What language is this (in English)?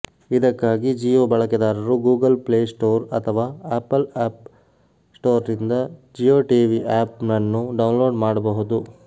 Kannada